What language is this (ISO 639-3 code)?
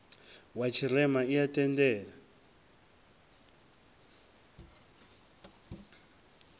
ven